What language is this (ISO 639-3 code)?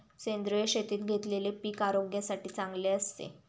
mar